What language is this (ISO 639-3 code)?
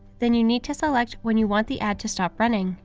eng